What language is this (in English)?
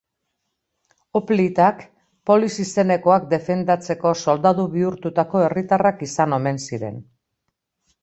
Basque